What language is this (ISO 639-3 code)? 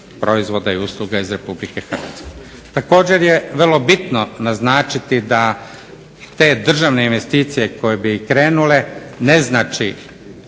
hrv